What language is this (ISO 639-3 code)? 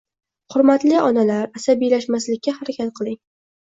uzb